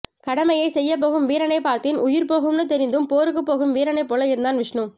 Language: Tamil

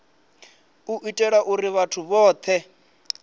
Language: Venda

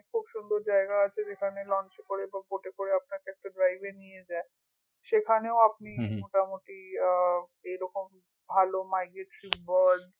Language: Bangla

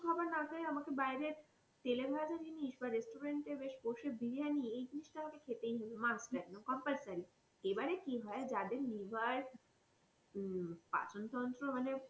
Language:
Bangla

